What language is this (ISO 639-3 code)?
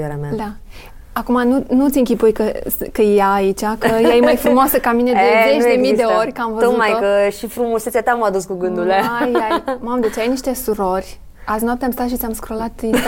ron